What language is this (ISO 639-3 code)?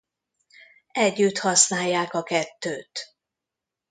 hun